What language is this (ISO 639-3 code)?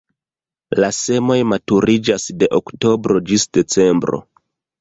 epo